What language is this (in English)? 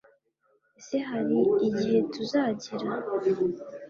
Kinyarwanda